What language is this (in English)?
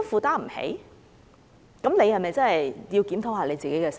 Cantonese